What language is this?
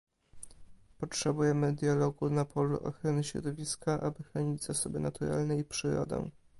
Polish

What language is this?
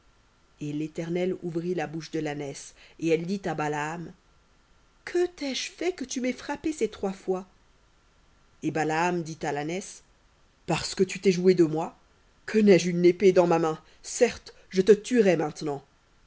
French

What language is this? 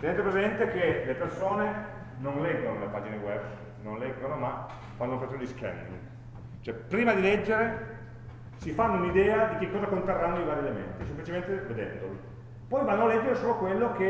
Italian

